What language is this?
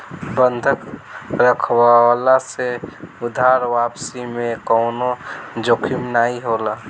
Bhojpuri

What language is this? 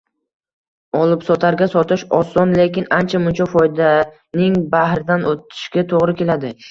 Uzbek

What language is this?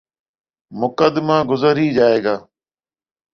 Urdu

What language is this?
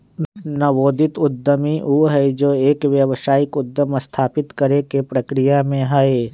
Magahi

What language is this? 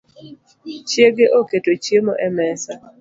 Luo (Kenya and Tanzania)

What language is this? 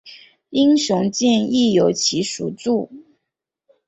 Chinese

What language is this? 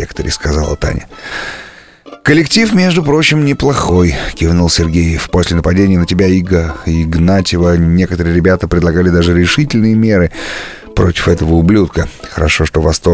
Russian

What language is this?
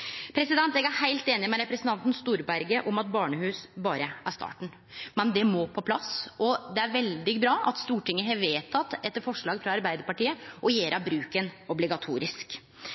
Norwegian Nynorsk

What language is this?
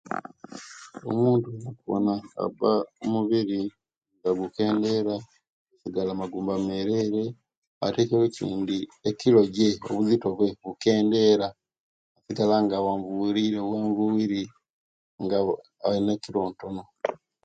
Kenyi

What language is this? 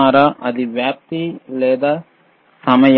Telugu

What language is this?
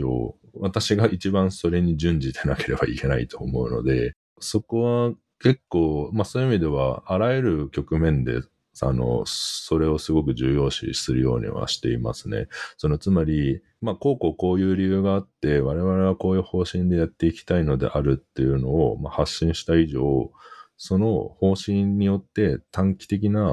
Japanese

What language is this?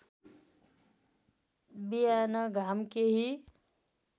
Nepali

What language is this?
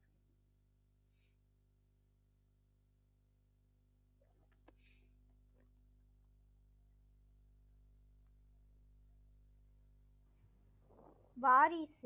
Tamil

